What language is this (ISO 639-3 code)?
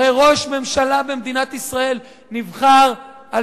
heb